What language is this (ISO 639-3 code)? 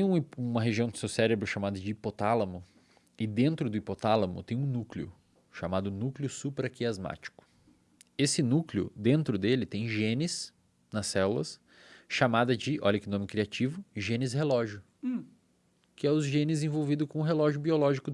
por